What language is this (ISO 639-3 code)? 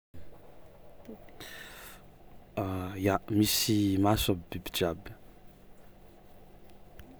xmw